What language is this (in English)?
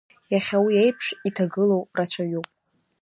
Abkhazian